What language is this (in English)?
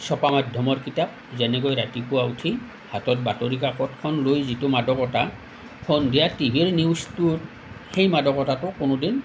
Assamese